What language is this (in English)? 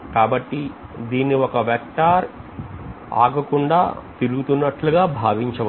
Telugu